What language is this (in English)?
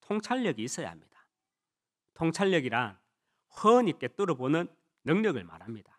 Korean